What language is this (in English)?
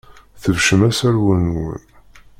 Kabyle